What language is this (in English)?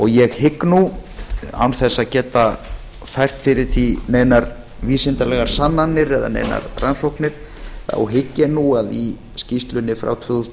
Icelandic